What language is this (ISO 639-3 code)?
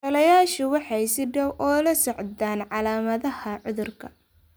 som